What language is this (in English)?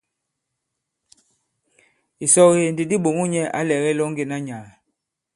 Bankon